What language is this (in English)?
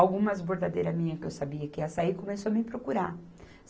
Portuguese